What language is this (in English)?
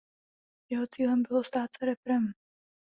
Czech